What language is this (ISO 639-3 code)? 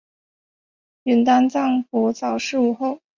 zho